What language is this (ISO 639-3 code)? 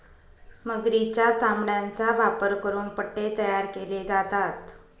mar